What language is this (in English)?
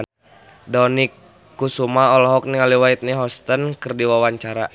Sundanese